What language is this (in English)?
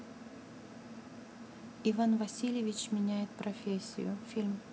Russian